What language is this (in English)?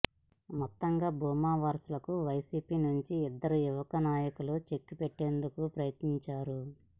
Telugu